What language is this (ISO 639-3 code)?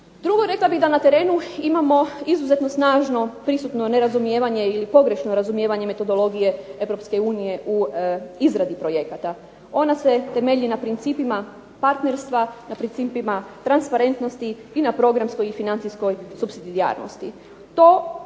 hrv